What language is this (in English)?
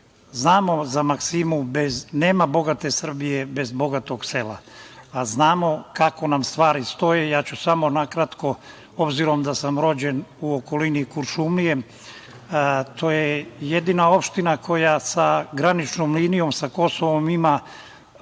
Serbian